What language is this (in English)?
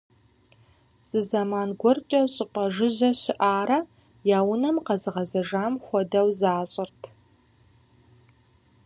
Kabardian